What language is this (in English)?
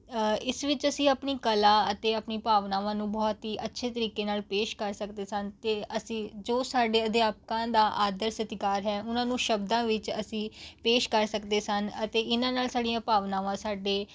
Punjabi